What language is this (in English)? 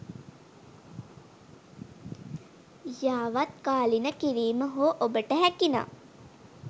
Sinhala